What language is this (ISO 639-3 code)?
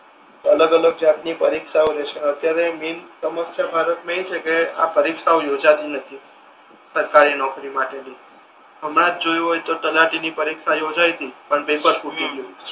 guj